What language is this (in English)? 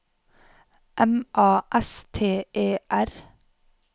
Norwegian